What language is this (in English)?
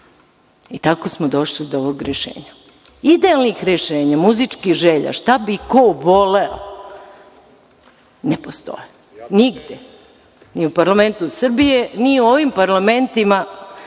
Serbian